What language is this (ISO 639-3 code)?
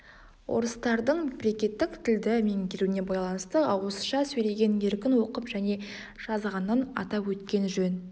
kaz